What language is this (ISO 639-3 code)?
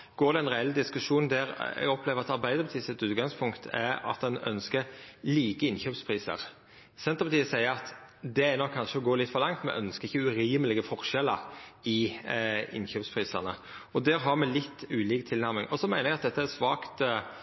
nno